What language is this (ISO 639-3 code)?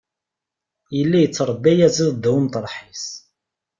kab